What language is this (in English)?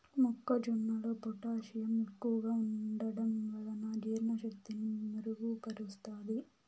Telugu